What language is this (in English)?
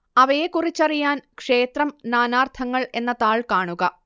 Malayalam